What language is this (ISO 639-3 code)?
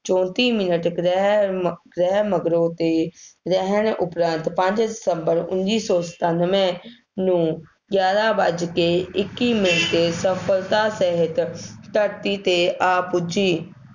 pan